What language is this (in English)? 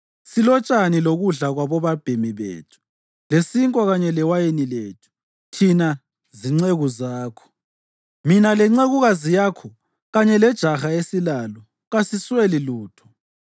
North Ndebele